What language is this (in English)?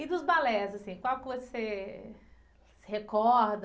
Portuguese